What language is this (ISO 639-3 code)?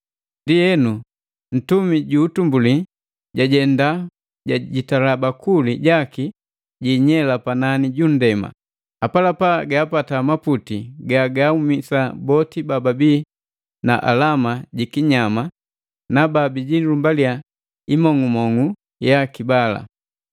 mgv